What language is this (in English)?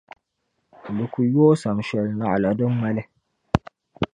Dagbani